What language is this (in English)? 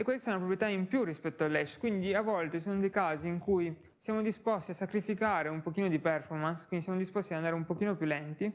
Italian